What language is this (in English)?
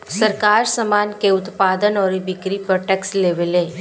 Bhojpuri